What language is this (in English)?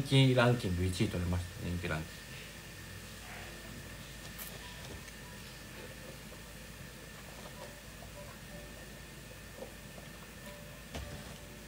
Japanese